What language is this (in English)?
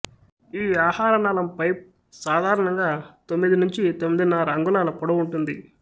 Telugu